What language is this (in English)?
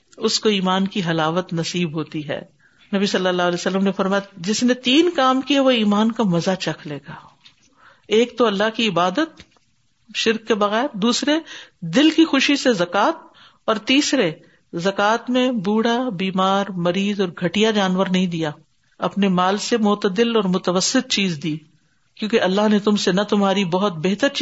Urdu